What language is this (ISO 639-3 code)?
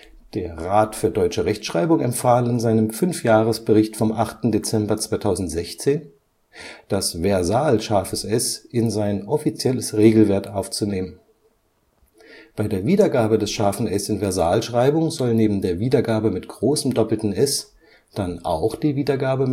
deu